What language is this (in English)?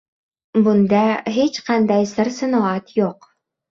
Uzbek